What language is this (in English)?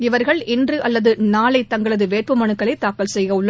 Tamil